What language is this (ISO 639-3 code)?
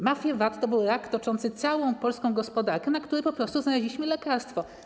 pol